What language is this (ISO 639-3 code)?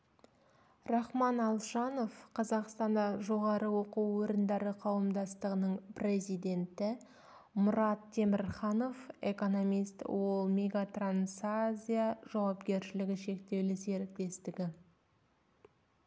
kaz